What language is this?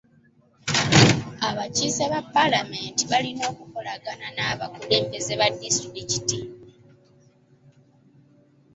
Ganda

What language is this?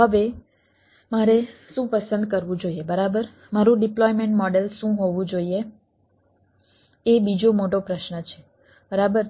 Gujarati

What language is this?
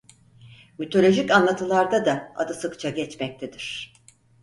Turkish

